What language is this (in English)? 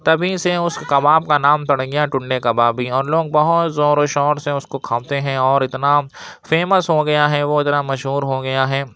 Urdu